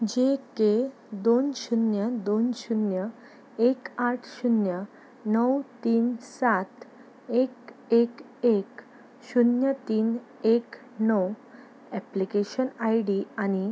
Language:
Konkani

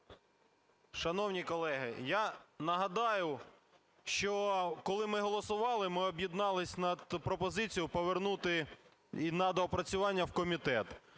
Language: Ukrainian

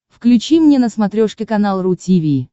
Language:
Russian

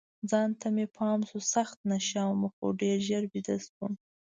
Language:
Pashto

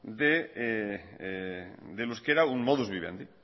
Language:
Spanish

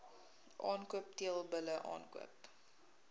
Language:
Afrikaans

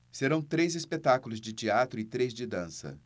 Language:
Portuguese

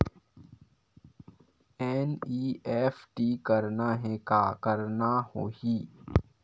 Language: Chhattisgarhi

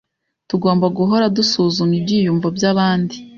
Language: Kinyarwanda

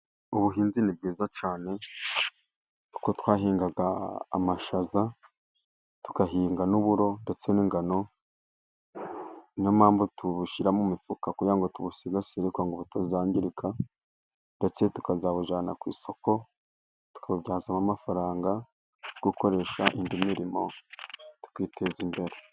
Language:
Kinyarwanda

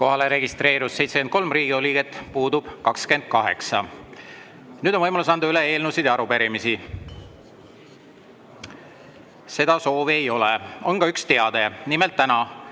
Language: Estonian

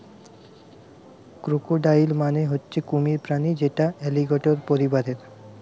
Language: Bangla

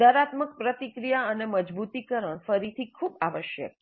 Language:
Gujarati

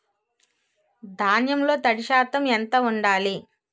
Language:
Telugu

